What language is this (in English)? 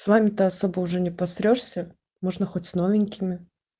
Russian